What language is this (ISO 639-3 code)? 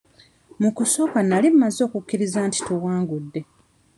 lug